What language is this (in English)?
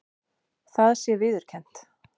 Icelandic